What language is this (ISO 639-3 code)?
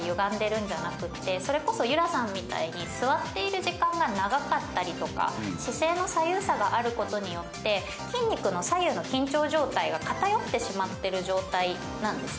jpn